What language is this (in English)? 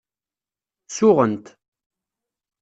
Kabyle